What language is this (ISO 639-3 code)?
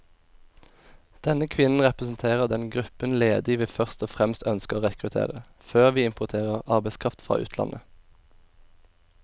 nor